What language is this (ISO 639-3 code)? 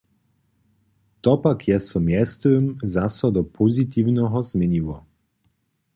hsb